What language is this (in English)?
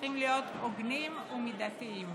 Hebrew